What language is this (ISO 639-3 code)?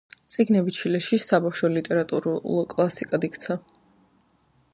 kat